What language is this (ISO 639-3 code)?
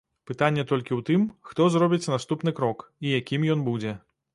bel